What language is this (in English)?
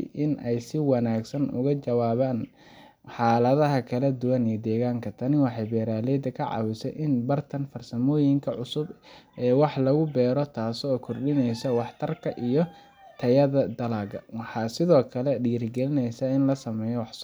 Somali